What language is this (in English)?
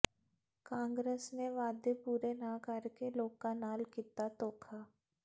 Punjabi